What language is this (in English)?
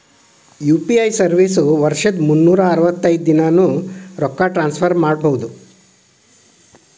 Kannada